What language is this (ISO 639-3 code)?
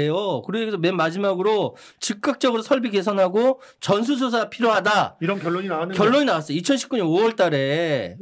kor